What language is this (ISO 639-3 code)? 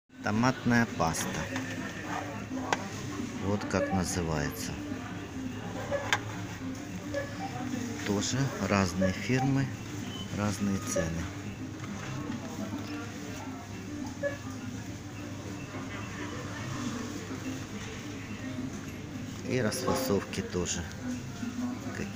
rus